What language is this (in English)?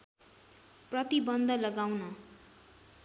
Nepali